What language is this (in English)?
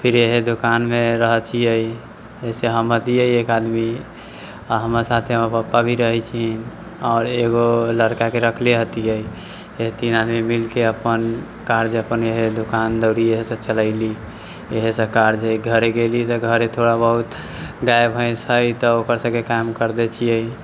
Maithili